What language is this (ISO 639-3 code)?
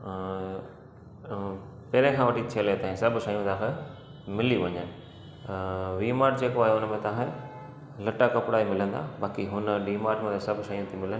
snd